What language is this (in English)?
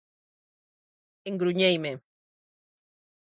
Galician